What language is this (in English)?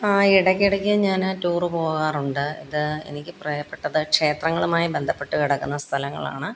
Malayalam